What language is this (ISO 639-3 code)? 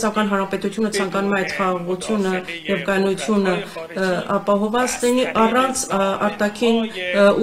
ron